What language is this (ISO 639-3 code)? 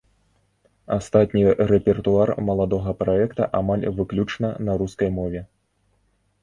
bel